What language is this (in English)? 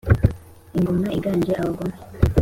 Kinyarwanda